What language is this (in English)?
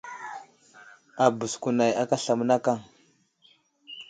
Wuzlam